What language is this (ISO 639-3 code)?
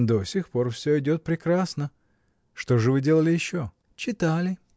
rus